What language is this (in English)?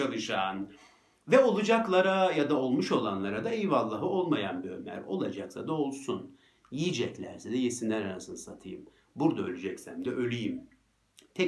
Turkish